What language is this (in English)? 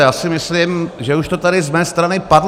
Czech